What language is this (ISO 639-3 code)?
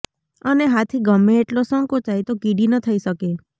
guj